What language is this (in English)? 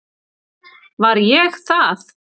Icelandic